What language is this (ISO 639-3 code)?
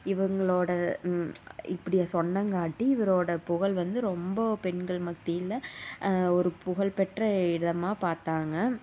tam